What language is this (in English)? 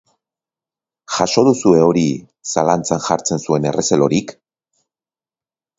Basque